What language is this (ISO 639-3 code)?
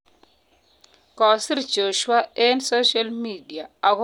kln